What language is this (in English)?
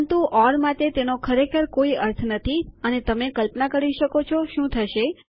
Gujarati